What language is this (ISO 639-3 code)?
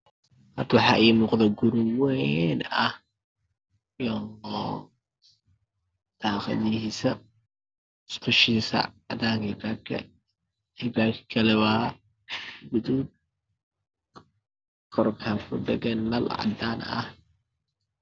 som